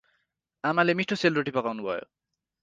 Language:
Nepali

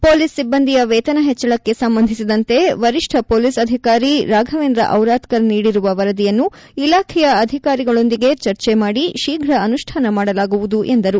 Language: Kannada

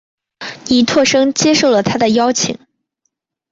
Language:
Chinese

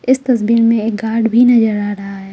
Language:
Hindi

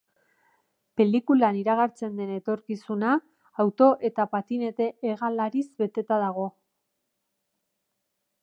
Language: Basque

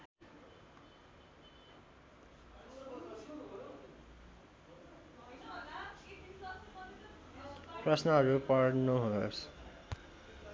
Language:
Nepali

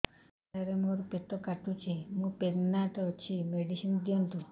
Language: Odia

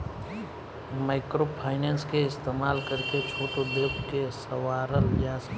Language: Bhojpuri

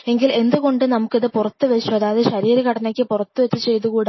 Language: Malayalam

